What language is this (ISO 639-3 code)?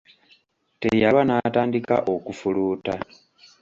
lug